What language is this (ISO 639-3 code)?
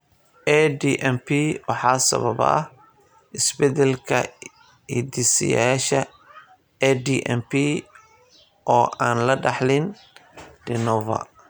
som